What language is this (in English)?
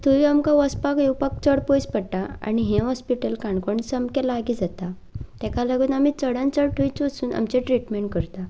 Konkani